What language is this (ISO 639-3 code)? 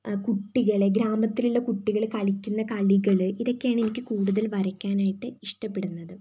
mal